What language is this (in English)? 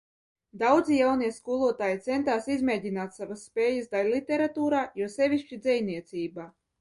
Latvian